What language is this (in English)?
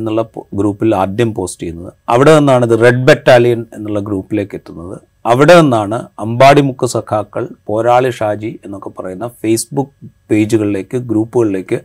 Malayalam